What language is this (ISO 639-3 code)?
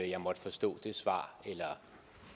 dan